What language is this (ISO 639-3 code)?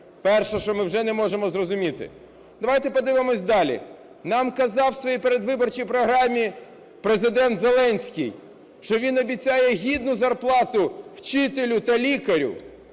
ukr